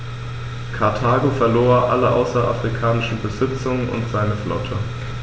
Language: German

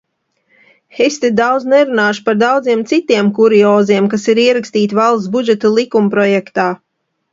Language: Latvian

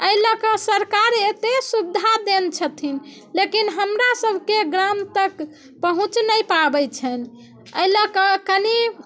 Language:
Maithili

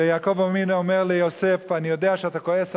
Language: Hebrew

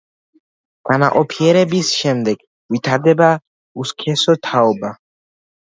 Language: Georgian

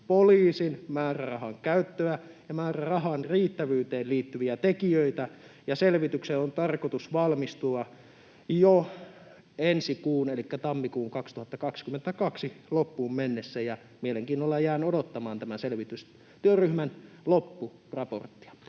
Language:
Finnish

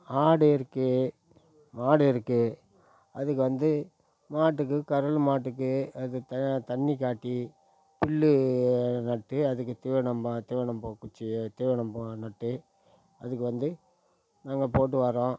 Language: Tamil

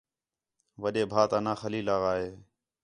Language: Khetrani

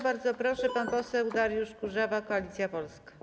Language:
Polish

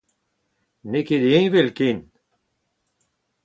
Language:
Breton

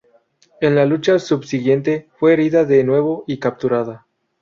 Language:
Spanish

